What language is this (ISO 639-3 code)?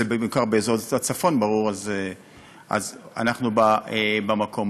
heb